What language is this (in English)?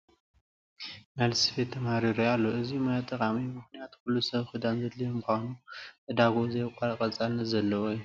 Tigrinya